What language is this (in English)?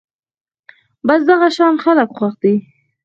Pashto